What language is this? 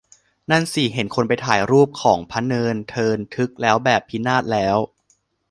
Thai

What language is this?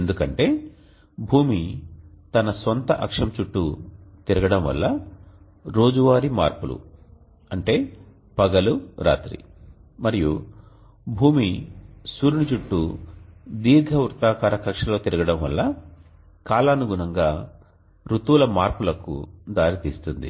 Telugu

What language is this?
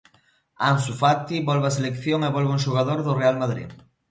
Galician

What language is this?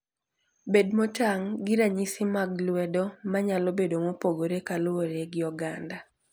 Luo (Kenya and Tanzania)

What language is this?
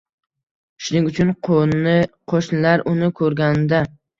Uzbek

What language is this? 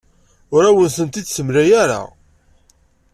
Kabyle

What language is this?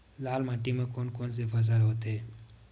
Chhattisgarhi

